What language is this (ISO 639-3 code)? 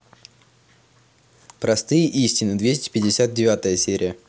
rus